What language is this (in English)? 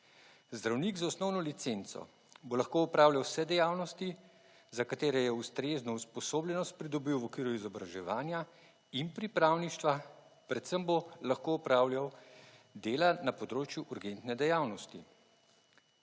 Slovenian